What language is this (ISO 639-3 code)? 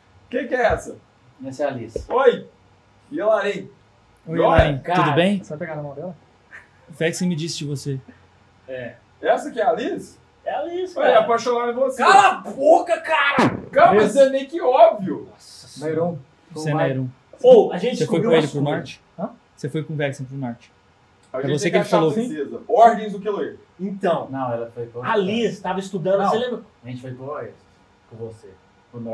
por